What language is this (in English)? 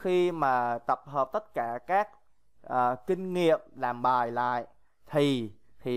Vietnamese